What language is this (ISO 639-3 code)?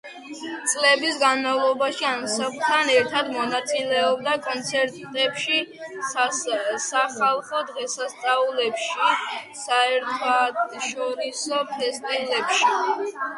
kat